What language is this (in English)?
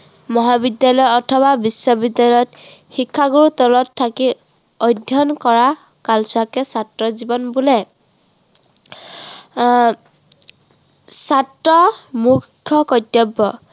Assamese